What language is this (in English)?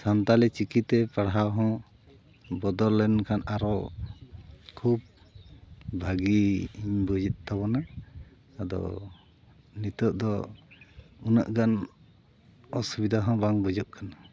Santali